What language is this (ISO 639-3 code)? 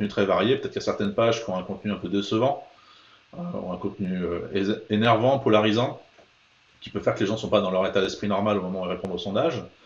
fra